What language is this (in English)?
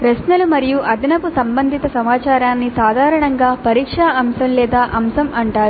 Telugu